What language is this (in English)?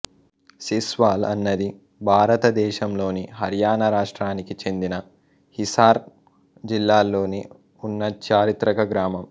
Telugu